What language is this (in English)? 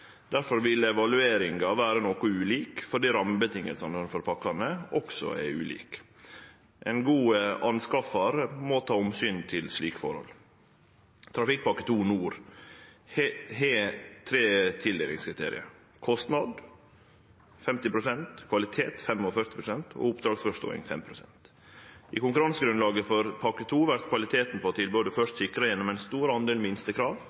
Norwegian Nynorsk